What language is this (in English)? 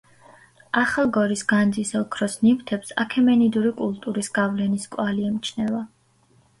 Georgian